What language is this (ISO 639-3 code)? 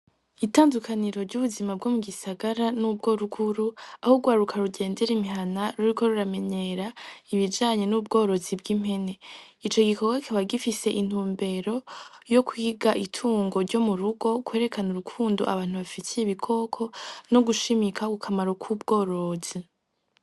run